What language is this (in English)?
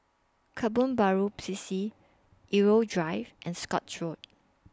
English